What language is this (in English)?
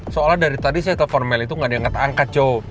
Indonesian